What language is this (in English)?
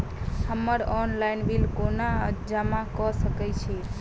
Maithili